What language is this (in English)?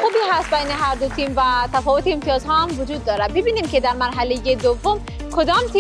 Persian